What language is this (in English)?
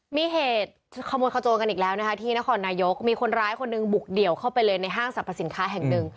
Thai